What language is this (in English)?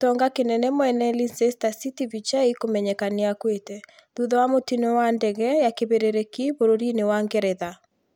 Kikuyu